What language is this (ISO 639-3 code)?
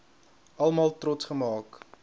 afr